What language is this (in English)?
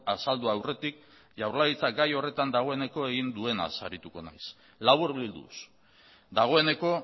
Basque